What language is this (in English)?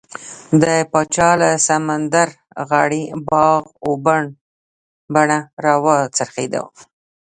Pashto